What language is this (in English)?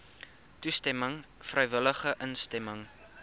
Afrikaans